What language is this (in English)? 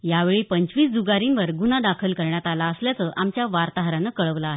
Marathi